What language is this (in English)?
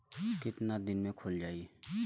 Bhojpuri